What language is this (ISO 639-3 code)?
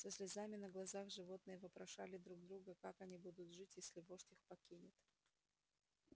rus